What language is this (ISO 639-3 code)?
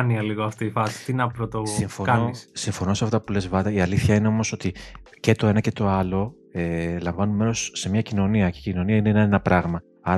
ell